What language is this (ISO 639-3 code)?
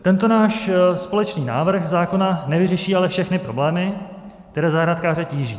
ces